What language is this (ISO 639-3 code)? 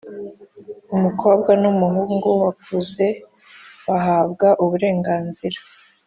kin